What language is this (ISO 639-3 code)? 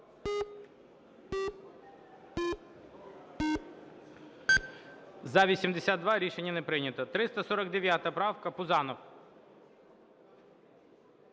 ukr